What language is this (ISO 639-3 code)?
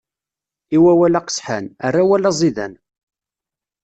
kab